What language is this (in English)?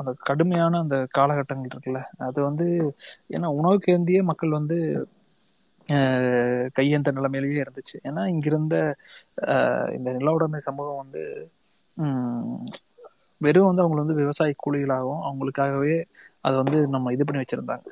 Tamil